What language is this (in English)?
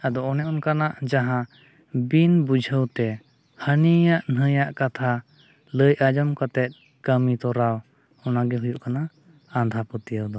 Santali